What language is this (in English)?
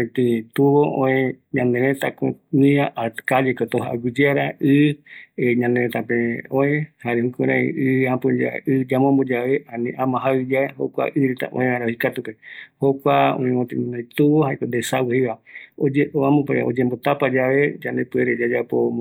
Eastern Bolivian Guaraní